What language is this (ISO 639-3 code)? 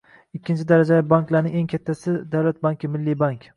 uzb